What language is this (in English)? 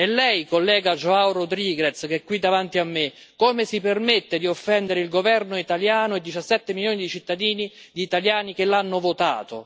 Italian